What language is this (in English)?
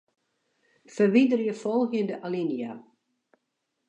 Western Frisian